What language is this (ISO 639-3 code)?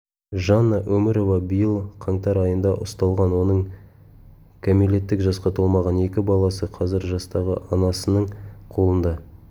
kaz